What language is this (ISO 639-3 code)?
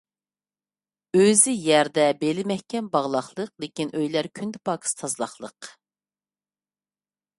uig